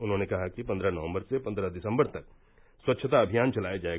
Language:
Hindi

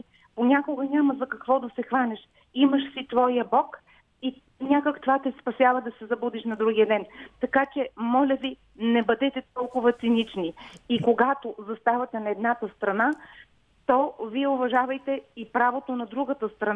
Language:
Bulgarian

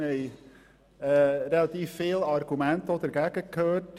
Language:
Swiss German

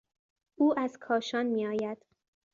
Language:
Persian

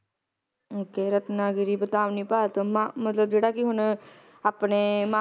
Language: Punjabi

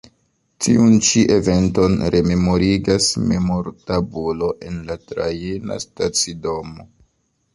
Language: Esperanto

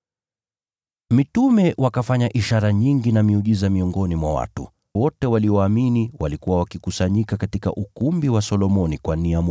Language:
Swahili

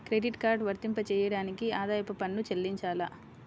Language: Telugu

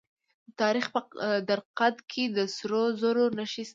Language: Pashto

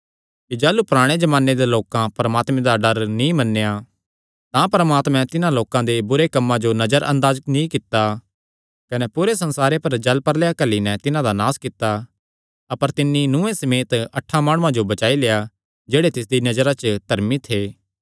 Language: Kangri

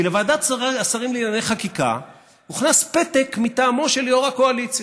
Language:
Hebrew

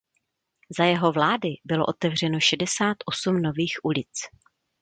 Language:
Czech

